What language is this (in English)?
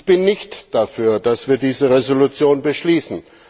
German